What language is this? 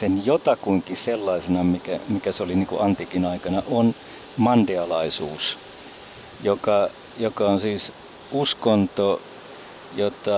Finnish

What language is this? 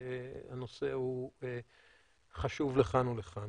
Hebrew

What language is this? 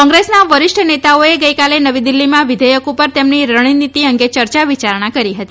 Gujarati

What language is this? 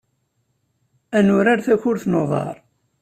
Kabyle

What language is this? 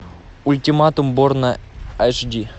Russian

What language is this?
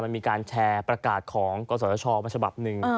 Thai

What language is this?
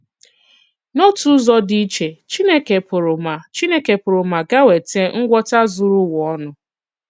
Igbo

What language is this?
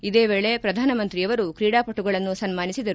Kannada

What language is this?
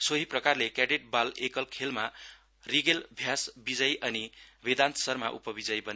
Nepali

